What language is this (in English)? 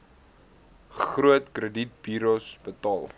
Afrikaans